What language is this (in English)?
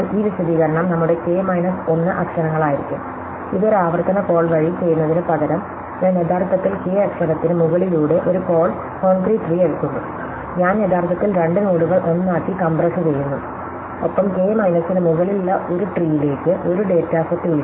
Malayalam